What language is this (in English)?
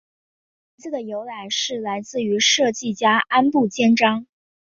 Chinese